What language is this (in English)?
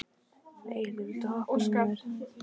Icelandic